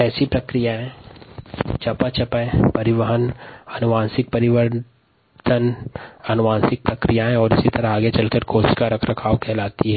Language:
Hindi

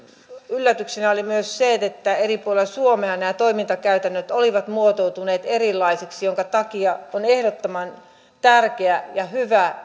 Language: Finnish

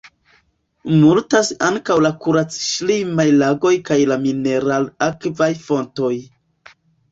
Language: Esperanto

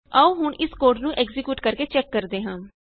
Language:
Punjabi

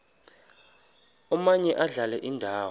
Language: Xhosa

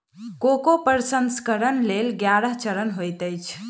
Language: Maithili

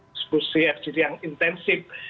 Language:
Indonesian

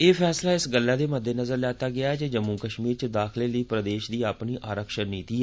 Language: Dogri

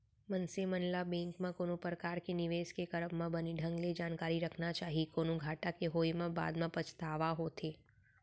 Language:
Chhattisgarhi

